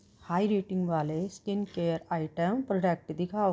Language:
Punjabi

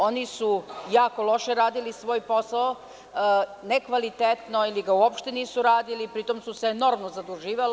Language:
Serbian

